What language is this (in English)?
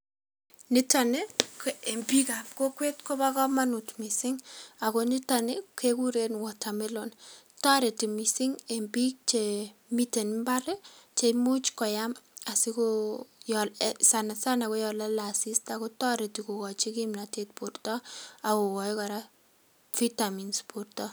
Kalenjin